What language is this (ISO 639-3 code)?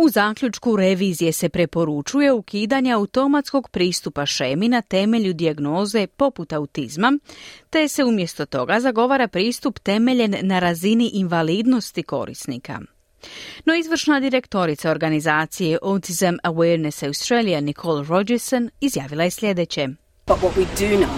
hrv